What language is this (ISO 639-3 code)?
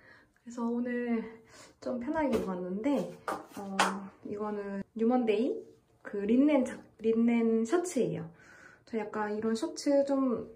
kor